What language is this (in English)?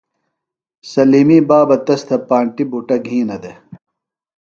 Phalura